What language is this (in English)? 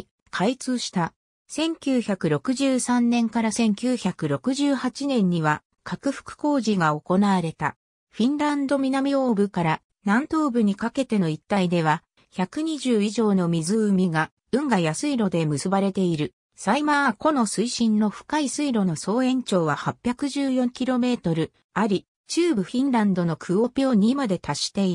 Japanese